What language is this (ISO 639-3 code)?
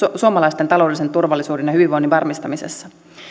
fin